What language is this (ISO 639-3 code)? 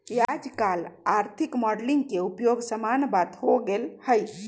mag